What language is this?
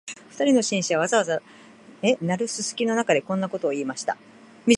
Japanese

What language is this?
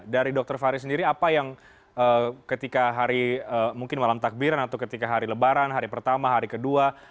Indonesian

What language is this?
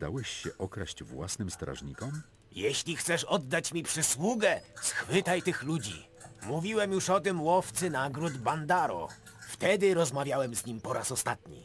Polish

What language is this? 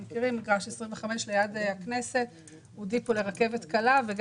Hebrew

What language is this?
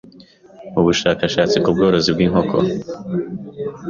Kinyarwanda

